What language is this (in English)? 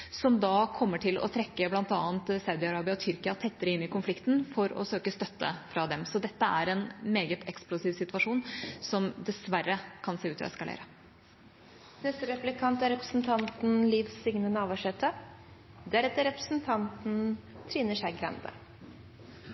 Norwegian